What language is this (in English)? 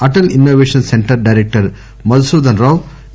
Telugu